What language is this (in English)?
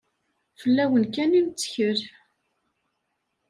Kabyle